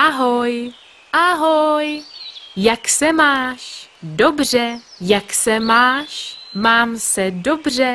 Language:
Czech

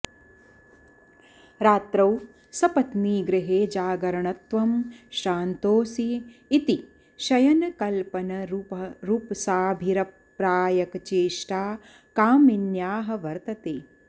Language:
Sanskrit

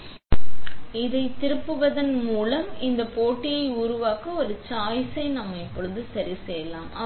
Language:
Tamil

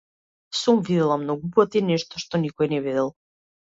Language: Macedonian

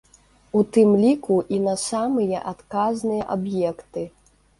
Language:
Belarusian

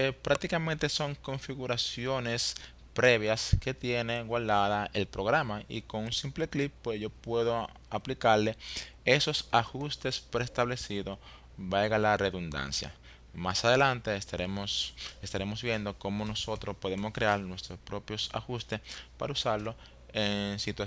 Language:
Spanish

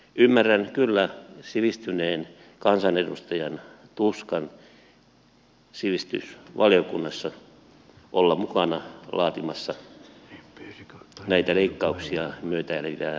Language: Finnish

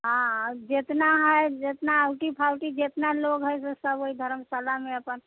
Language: Maithili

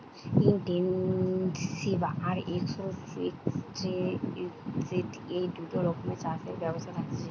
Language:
Bangla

